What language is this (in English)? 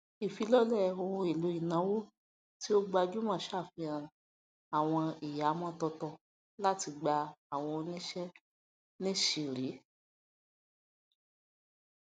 Yoruba